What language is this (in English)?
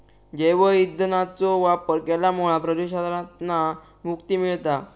Marathi